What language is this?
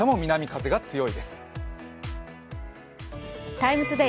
Japanese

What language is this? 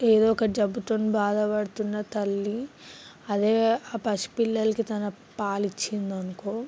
Telugu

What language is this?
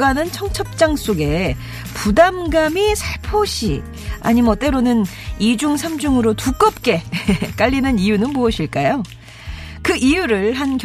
Korean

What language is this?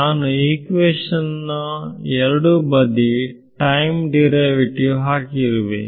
Kannada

